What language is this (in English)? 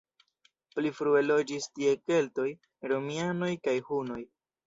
Esperanto